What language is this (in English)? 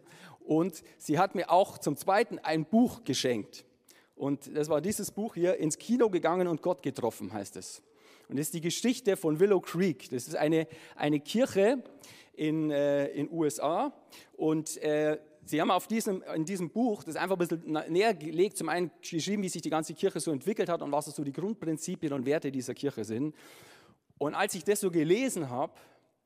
German